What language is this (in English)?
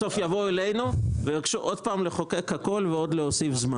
Hebrew